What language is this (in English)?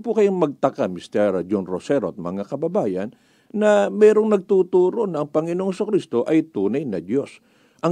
Filipino